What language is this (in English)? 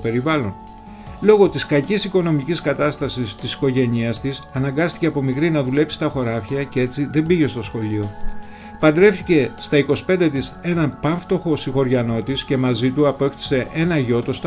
Greek